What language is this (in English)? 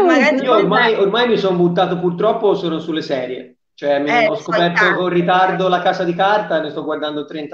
Italian